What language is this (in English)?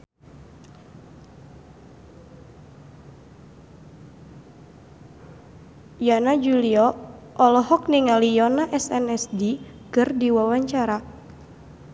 Sundanese